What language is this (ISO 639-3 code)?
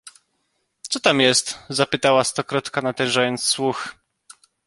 pol